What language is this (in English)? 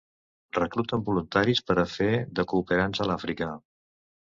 Catalan